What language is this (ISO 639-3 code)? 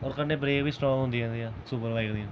doi